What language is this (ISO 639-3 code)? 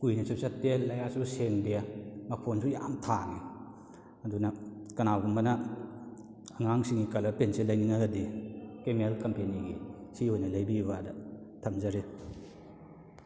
mni